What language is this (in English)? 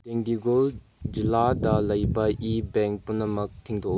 Manipuri